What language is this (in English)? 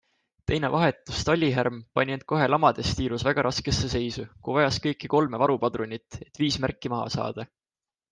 Estonian